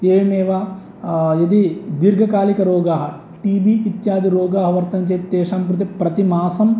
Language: Sanskrit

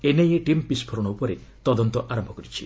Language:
Odia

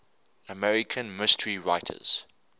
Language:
English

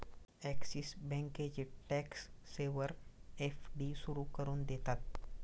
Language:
Marathi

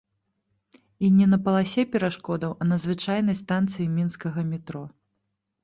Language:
Belarusian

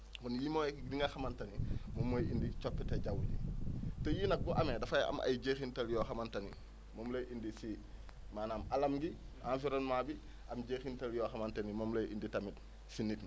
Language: Wolof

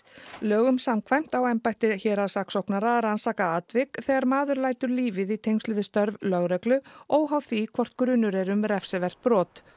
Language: Icelandic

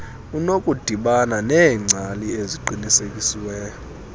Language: Xhosa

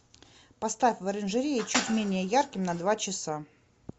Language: Russian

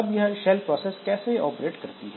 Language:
Hindi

